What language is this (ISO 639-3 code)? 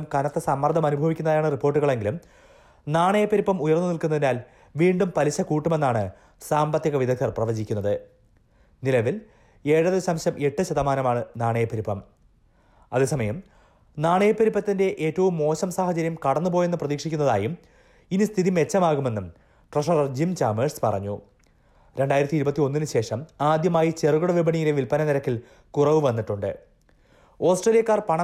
mal